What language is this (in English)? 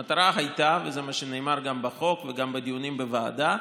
Hebrew